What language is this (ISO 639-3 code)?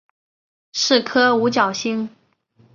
zho